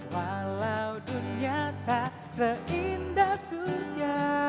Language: Indonesian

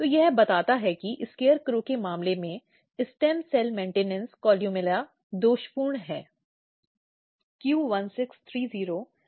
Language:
Hindi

